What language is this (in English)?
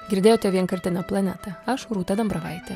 Lithuanian